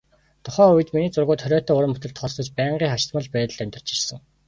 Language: Mongolian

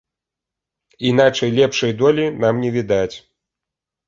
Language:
Belarusian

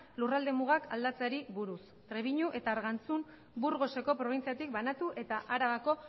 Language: Basque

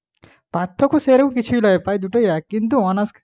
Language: Bangla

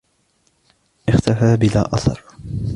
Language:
Arabic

